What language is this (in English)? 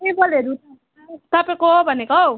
Nepali